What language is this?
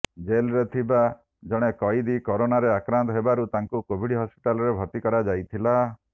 Odia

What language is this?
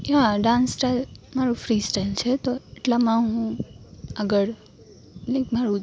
Gujarati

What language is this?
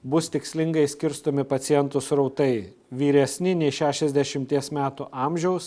Lithuanian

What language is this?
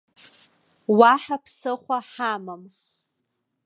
Abkhazian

